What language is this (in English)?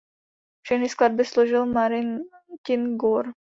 Czech